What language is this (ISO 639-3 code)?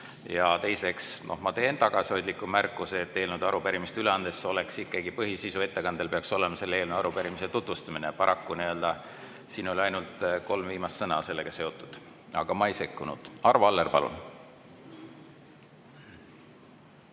est